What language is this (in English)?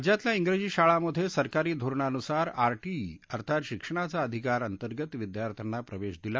Marathi